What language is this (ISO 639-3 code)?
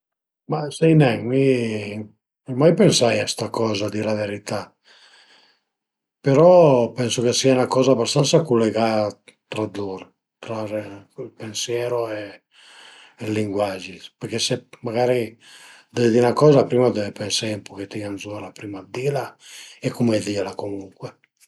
pms